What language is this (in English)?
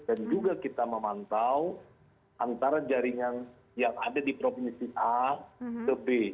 Indonesian